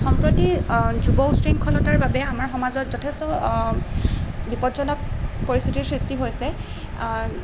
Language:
Assamese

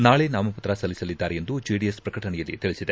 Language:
Kannada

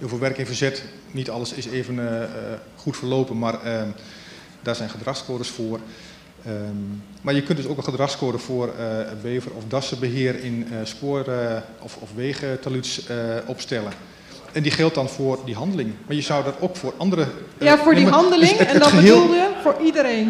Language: Dutch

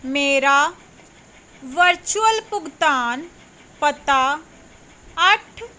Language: Punjabi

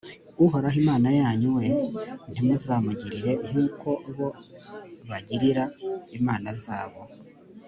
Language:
Kinyarwanda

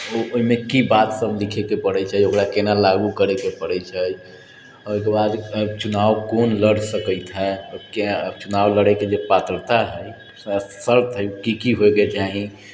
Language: Maithili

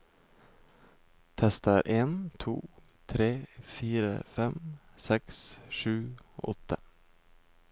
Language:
Norwegian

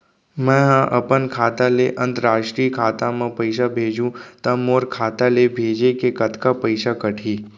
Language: Chhattisgarhi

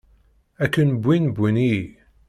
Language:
Kabyle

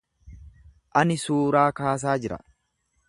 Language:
Oromo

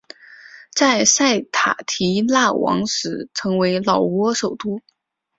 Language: Chinese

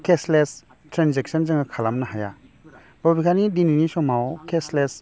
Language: Bodo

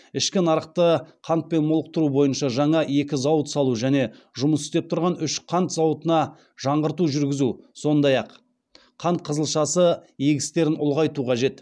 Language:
Kazakh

